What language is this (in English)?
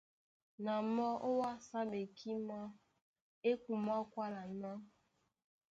Duala